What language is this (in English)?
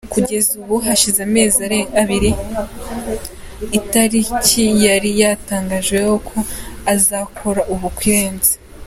Kinyarwanda